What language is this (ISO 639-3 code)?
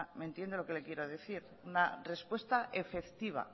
spa